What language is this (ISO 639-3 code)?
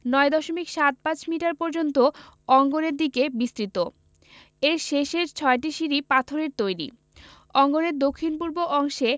ben